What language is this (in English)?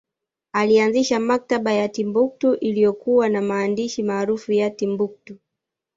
Swahili